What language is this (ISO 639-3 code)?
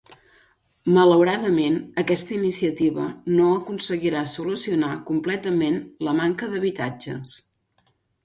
cat